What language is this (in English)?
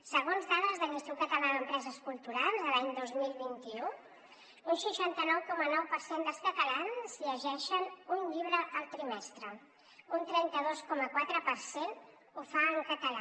Catalan